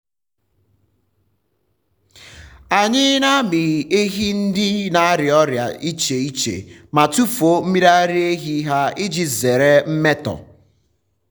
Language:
Igbo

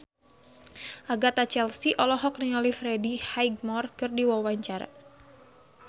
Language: Sundanese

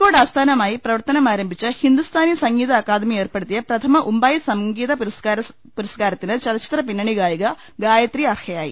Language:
Malayalam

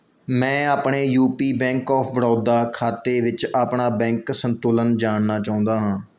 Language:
Punjabi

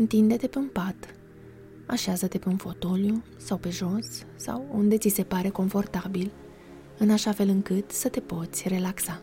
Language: Romanian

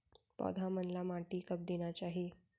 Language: Chhattisgarhi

